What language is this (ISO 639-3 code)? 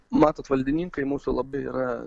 lit